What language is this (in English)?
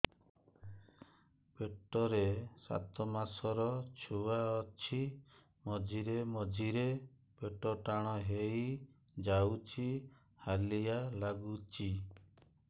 Odia